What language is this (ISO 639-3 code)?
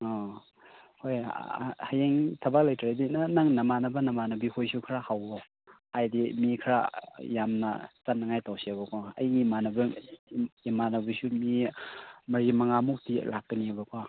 mni